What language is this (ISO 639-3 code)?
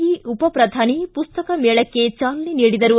kan